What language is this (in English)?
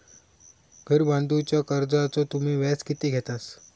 Marathi